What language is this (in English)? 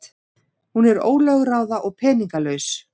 Icelandic